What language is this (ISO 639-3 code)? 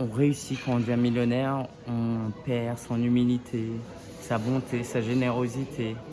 fra